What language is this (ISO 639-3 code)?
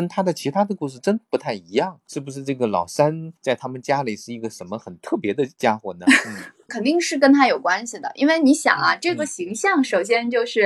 zho